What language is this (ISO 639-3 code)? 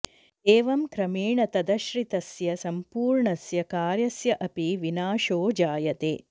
san